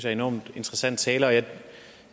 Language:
Danish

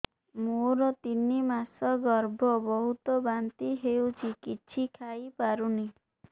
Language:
Odia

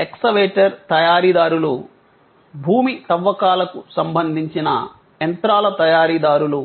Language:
Telugu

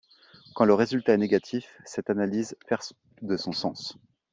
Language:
French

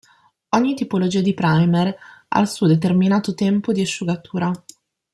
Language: Italian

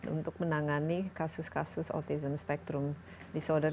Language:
Indonesian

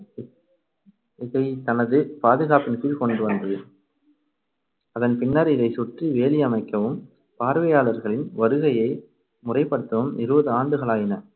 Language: Tamil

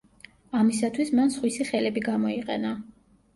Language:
Georgian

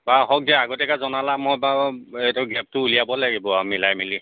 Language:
Assamese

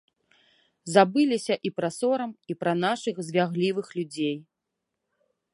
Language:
Belarusian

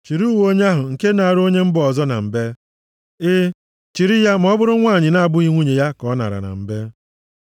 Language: Igbo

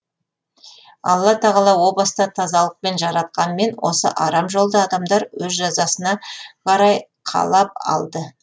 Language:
Kazakh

